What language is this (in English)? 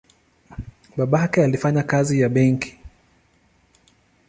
Swahili